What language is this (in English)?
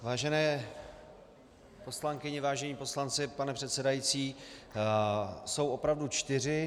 Czech